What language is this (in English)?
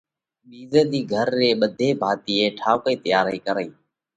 Parkari Koli